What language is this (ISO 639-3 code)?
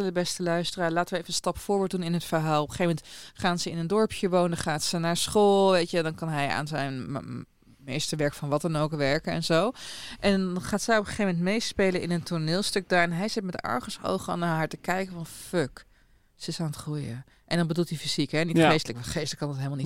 nld